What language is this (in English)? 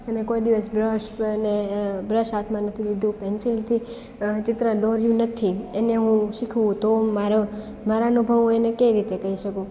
Gujarati